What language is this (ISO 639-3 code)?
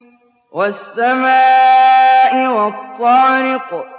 ara